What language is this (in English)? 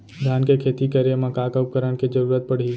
Chhattisgarhi